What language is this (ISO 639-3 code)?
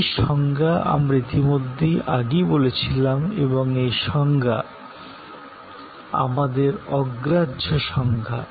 ben